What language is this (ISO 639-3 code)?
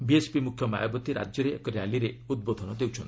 ori